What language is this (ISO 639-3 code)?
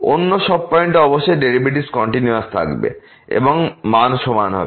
ben